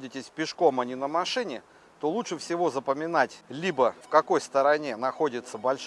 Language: Russian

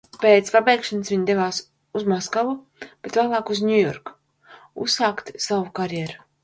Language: Latvian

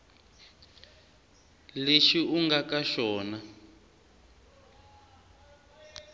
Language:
Tsonga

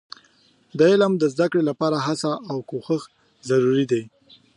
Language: Pashto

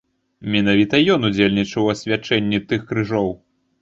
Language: Belarusian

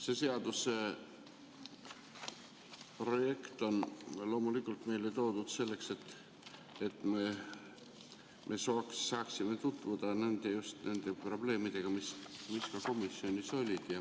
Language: Estonian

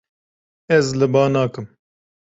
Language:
Kurdish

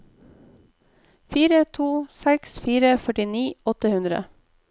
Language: Norwegian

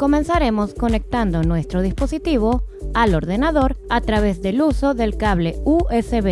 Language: Spanish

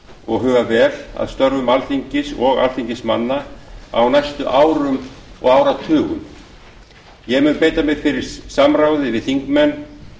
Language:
Icelandic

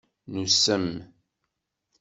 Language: Kabyle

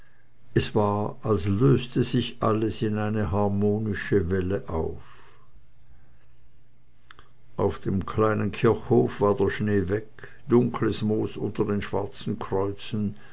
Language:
German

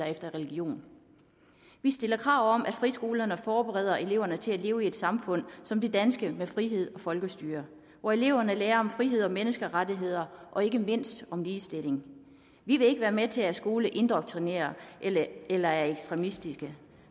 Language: Danish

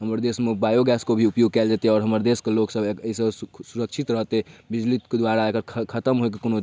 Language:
Maithili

